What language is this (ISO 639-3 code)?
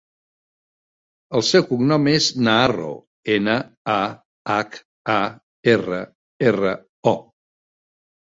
cat